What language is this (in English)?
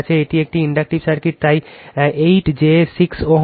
Bangla